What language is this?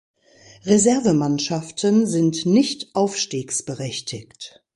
German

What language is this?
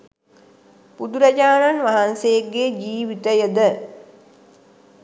Sinhala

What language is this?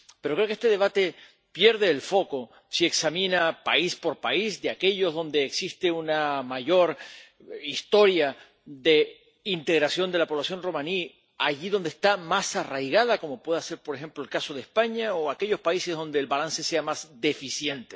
Spanish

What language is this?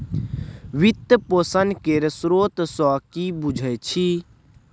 Maithili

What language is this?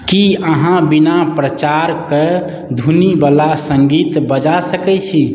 Maithili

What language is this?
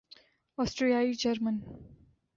Urdu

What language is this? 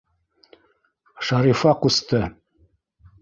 Bashkir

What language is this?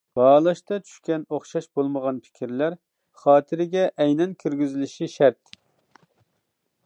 Uyghur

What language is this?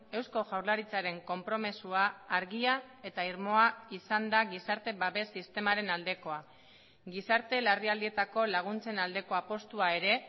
Basque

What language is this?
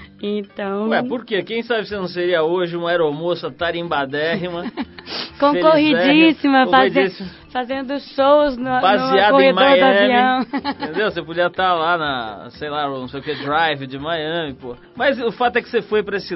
Portuguese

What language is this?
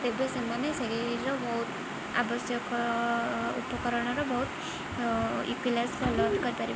Odia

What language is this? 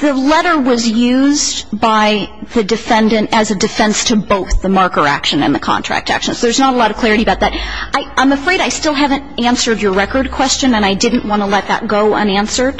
English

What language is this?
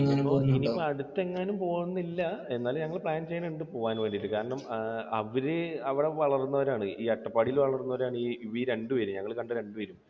Malayalam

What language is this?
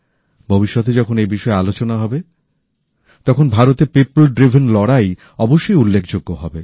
Bangla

